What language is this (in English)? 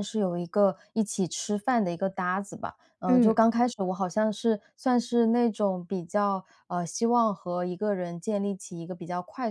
Chinese